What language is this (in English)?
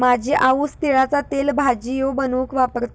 Marathi